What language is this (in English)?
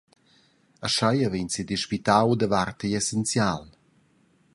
Romansh